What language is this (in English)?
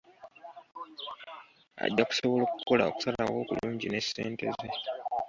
Ganda